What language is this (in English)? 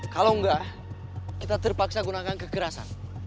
Indonesian